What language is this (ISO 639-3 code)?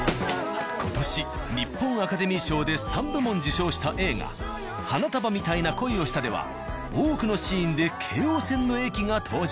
jpn